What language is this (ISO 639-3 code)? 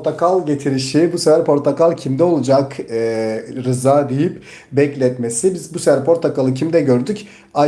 tur